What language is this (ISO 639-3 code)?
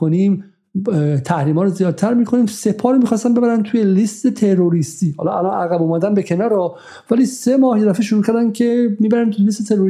fas